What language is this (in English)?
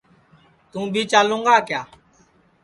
Sansi